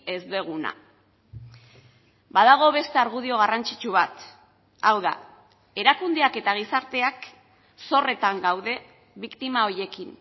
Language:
Basque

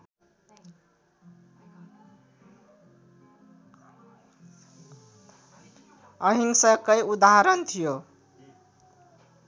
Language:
Nepali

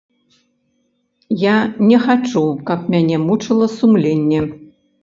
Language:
Belarusian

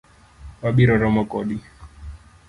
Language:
Luo (Kenya and Tanzania)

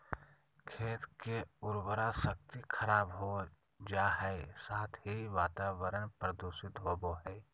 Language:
Magahi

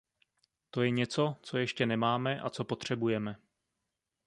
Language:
Czech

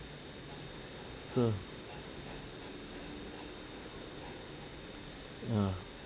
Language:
English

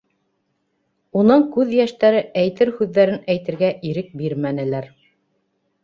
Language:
Bashkir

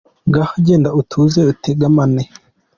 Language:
Kinyarwanda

